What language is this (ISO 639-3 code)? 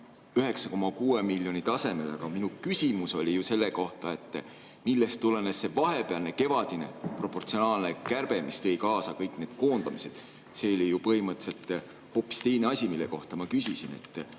est